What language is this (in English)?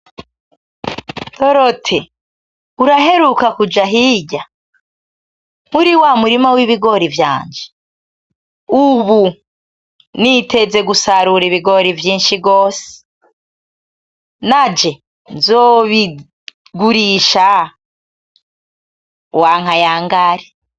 Rundi